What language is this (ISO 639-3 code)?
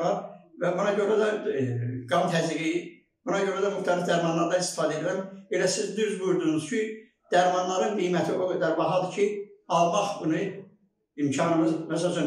tur